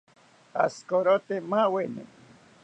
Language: South Ucayali Ashéninka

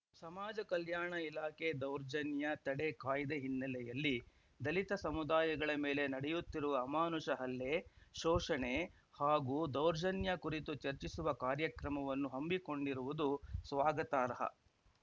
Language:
Kannada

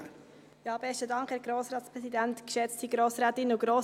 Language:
Swiss German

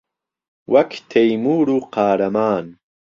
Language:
Central Kurdish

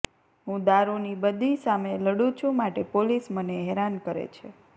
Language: Gujarati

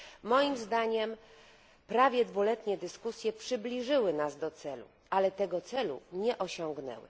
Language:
Polish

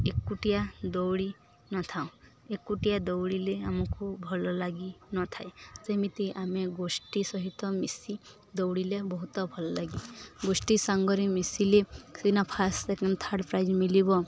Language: Odia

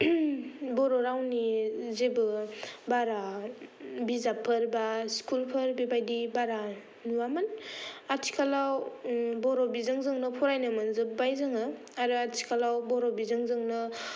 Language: Bodo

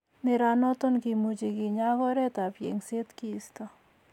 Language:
Kalenjin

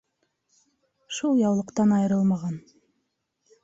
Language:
Bashkir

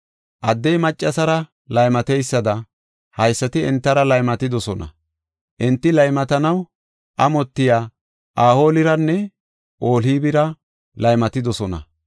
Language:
Gofa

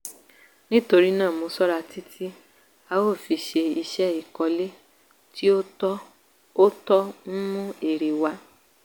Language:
Yoruba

